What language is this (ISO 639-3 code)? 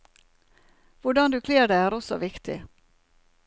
nor